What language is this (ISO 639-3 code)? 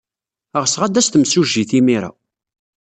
kab